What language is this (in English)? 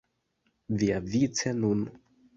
Esperanto